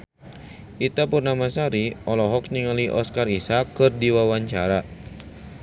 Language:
Sundanese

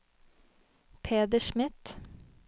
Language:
Norwegian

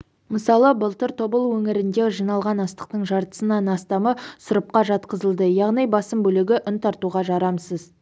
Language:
Kazakh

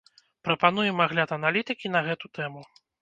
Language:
Belarusian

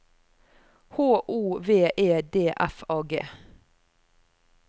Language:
Norwegian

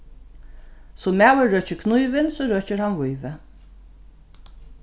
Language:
Faroese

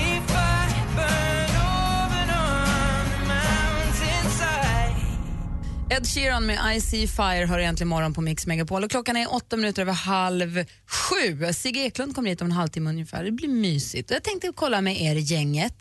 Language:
Swedish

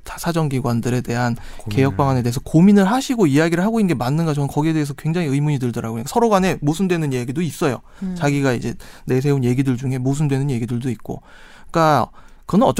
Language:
Korean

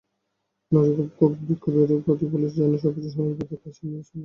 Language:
Bangla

